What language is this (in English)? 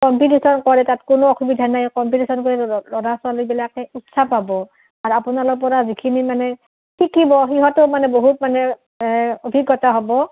Assamese